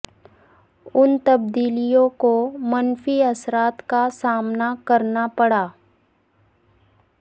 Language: Urdu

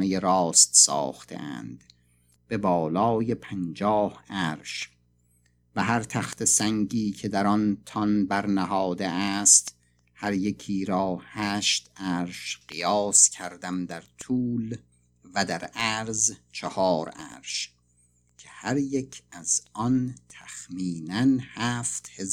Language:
Persian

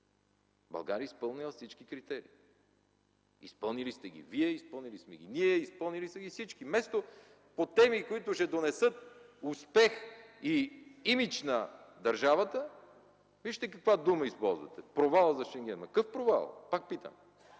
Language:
Bulgarian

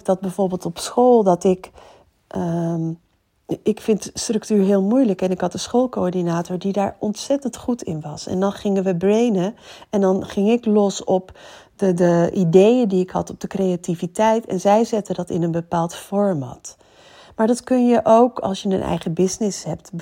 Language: Dutch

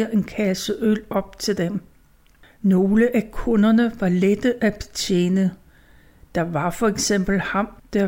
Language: Danish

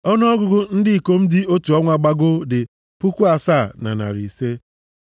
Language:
Igbo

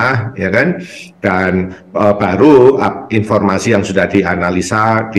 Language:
Indonesian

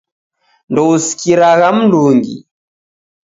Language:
Taita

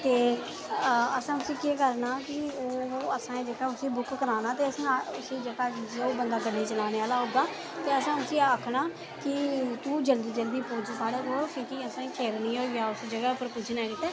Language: Dogri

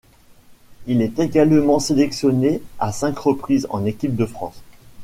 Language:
French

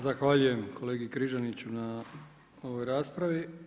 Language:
Croatian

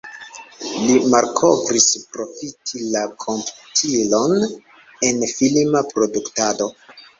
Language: Esperanto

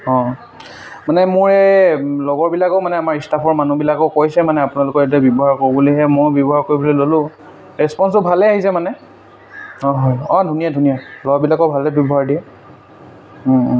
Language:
Assamese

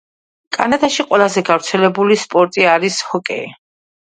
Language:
Georgian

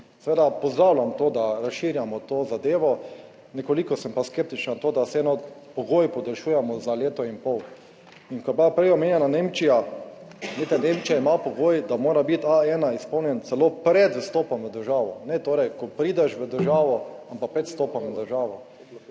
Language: Slovenian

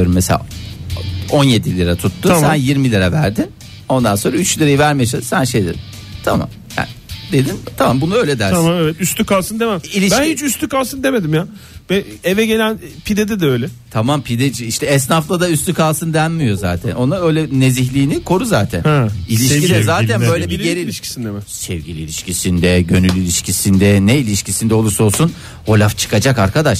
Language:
Turkish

